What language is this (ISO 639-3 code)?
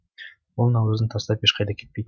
kaz